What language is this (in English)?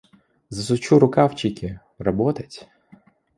Russian